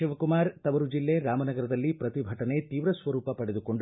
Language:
Kannada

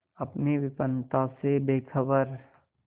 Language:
Hindi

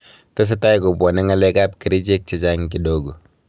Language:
Kalenjin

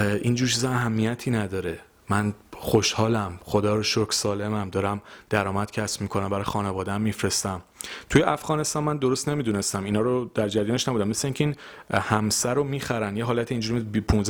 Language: Persian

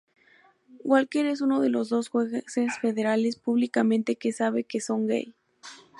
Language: Spanish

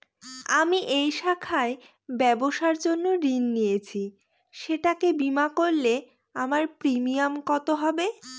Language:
Bangla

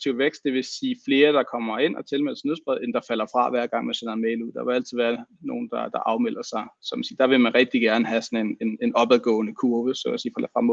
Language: Danish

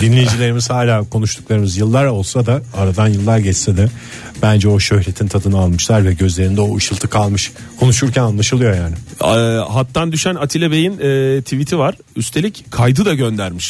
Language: Turkish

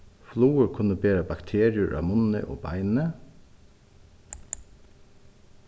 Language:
Faroese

